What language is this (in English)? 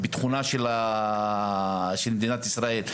Hebrew